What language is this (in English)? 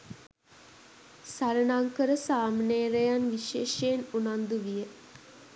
Sinhala